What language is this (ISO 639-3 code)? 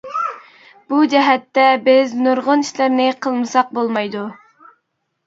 uig